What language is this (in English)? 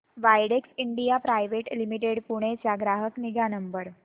Marathi